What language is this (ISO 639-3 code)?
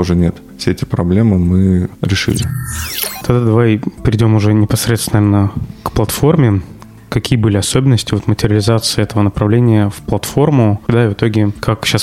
rus